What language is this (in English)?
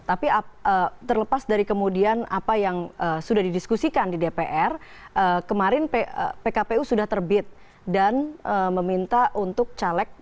Indonesian